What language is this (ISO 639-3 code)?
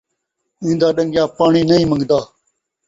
skr